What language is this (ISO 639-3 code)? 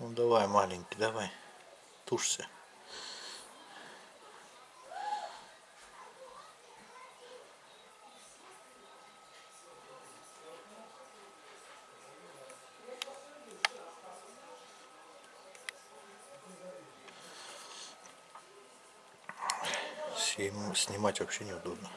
rus